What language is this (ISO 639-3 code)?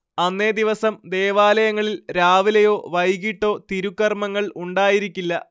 mal